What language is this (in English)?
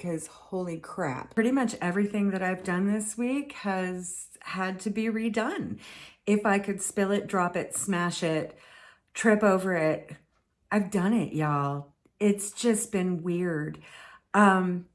English